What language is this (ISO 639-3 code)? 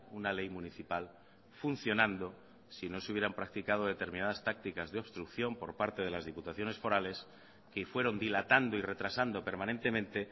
spa